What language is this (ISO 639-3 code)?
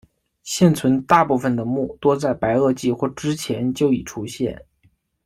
zho